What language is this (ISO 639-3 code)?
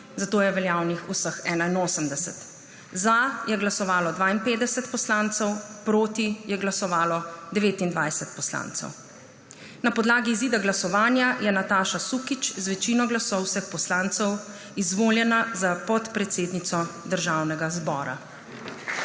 slv